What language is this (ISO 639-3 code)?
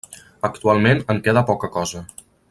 cat